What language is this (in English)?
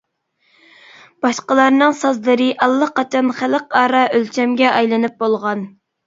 Uyghur